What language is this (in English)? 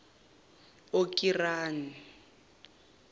Zulu